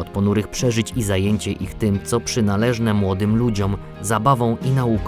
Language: Polish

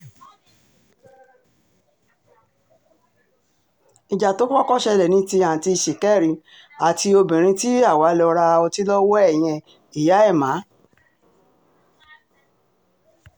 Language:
Yoruba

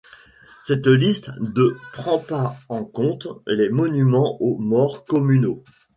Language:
French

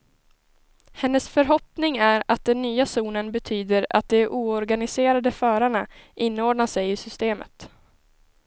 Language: Swedish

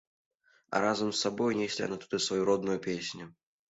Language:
Belarusian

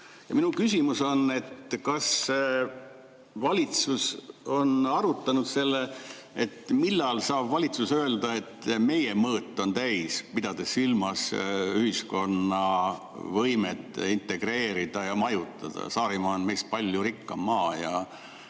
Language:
Estonian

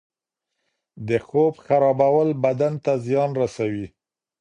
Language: Pashto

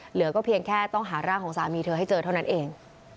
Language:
Thai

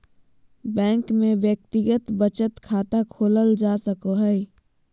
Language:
Magahi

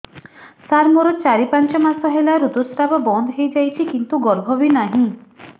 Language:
Odia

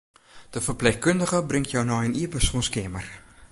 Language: Western Frisian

